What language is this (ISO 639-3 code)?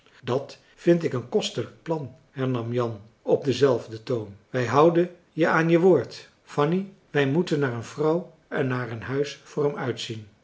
nld